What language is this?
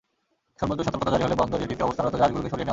Bangla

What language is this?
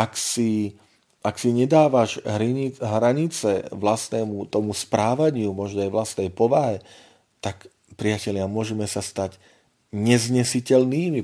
Slovak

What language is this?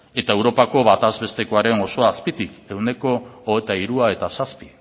Basque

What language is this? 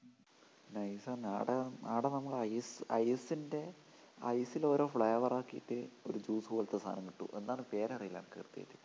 Malayalam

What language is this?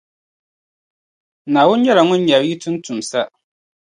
Dagbani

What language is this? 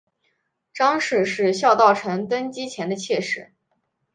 Chinese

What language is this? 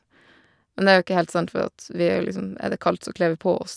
Norwegian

